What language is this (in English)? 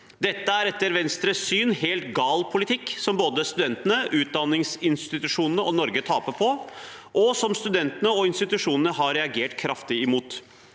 Norwegian